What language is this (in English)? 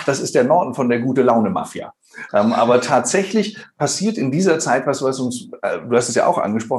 German